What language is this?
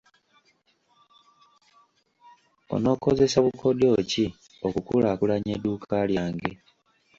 Ganda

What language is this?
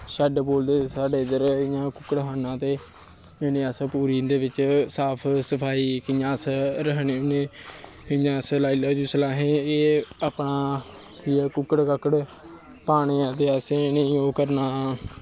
Dogri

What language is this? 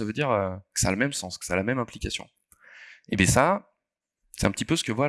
French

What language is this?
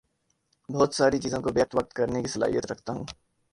Urdu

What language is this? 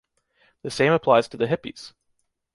English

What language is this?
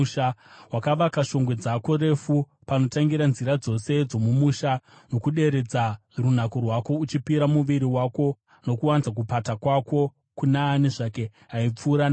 Shona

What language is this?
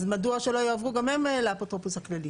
Hebrew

